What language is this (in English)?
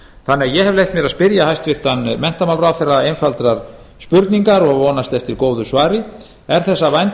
Icelandic